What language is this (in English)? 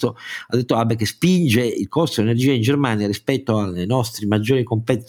Italian